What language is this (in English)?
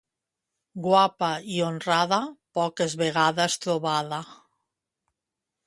Catalan